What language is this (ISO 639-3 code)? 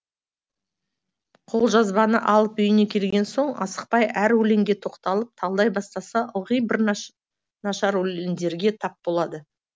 kaz